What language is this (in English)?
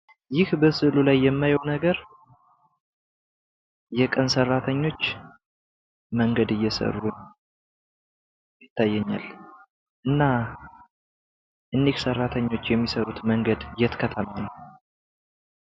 Amharic